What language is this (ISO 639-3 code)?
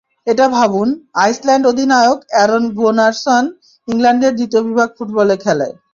ben